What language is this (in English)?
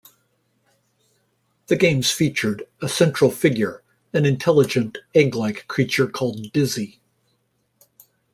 English